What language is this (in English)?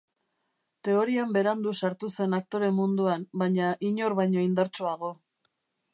Basque